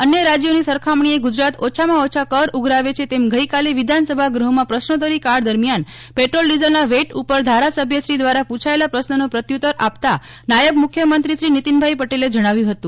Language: Gujarati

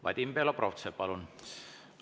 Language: Estonian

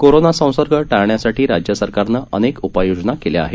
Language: Marathi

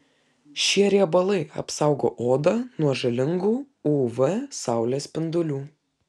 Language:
Lithuanian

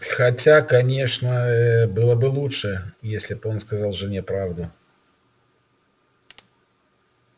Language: Russian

